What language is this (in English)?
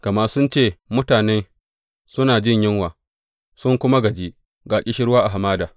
Hausa